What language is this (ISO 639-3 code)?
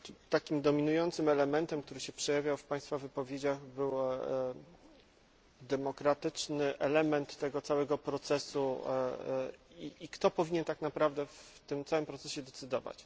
pol